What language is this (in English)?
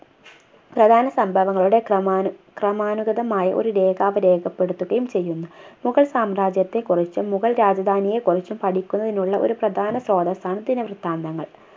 Malayalam